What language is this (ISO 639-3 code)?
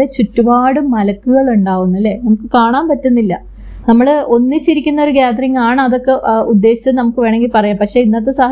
mal